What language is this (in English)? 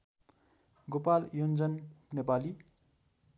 Nepali